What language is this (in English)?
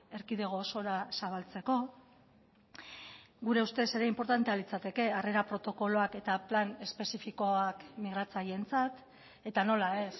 Basque